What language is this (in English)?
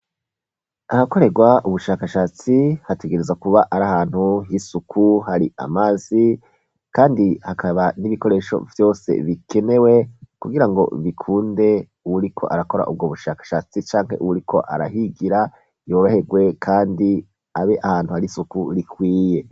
Rundi